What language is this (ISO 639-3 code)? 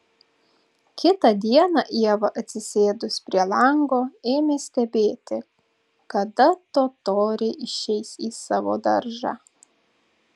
lit